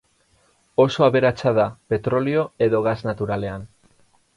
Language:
Basque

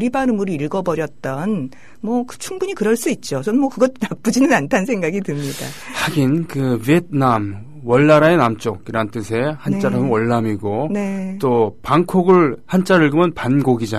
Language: Korean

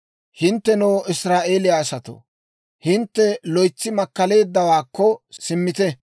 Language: Dawro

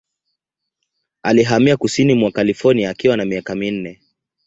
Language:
Swahili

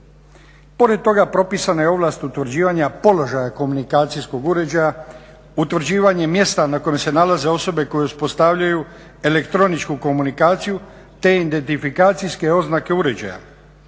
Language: Croatian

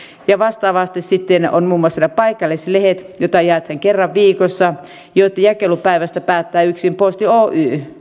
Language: Finnish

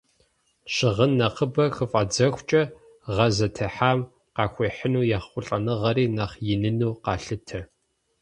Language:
Kabardian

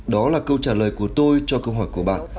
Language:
Vietnamese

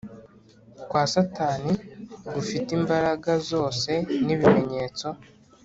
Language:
Kinyarwanda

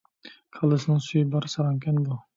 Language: Uyghur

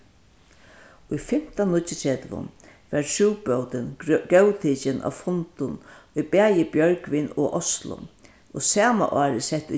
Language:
Faroese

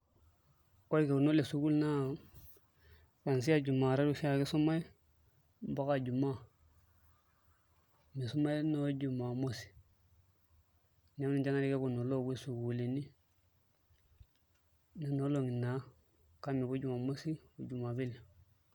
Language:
Masai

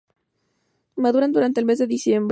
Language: Spanish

